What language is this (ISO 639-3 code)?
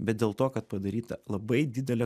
lit